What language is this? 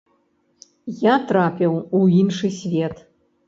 Belarusian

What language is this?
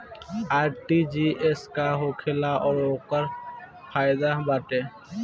Bhojpuri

